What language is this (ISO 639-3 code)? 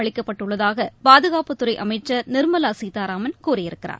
tam